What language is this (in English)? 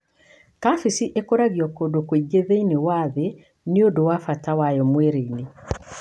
Kikuyu